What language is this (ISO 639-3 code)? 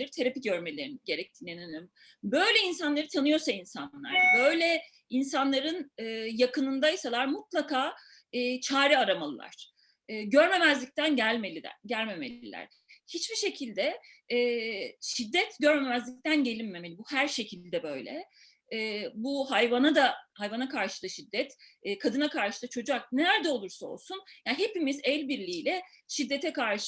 tur